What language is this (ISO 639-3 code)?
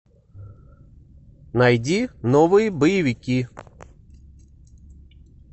rus